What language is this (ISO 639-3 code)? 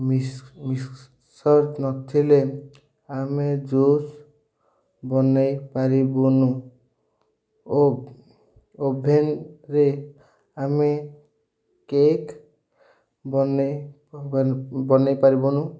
ori